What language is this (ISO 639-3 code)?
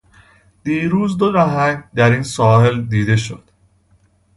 fas